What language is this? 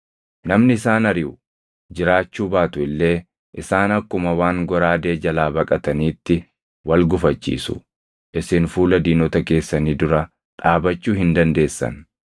Oromo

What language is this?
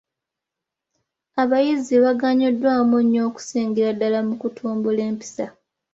Ganda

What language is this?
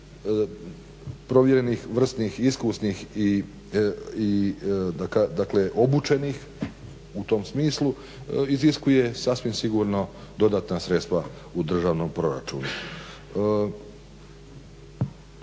Croatian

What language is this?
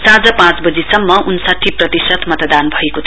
Nepali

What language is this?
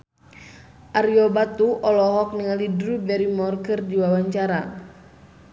Sundanese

